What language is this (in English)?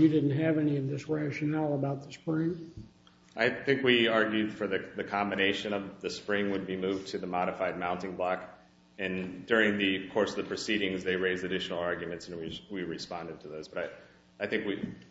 English